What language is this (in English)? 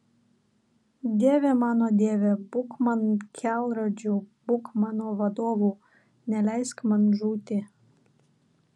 Lithuanian